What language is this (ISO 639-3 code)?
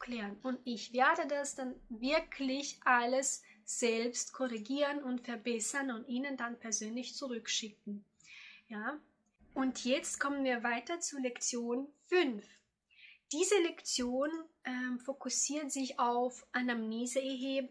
deu